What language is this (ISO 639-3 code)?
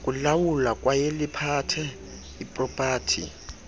xho